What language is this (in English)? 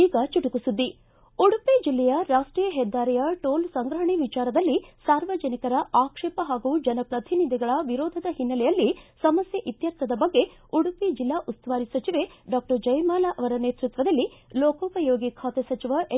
Kannada